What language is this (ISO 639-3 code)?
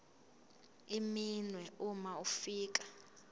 zul